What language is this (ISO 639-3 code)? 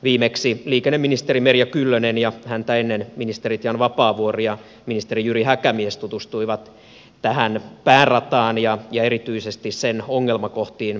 fin